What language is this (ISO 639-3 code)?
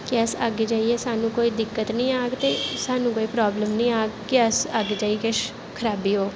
doi